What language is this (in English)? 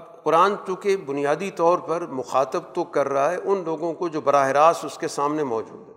Urdu